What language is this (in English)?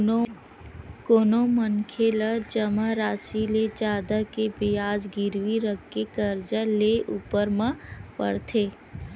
Chhattisgarhi